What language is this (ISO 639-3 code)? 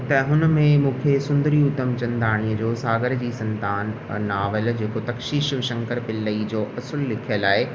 snd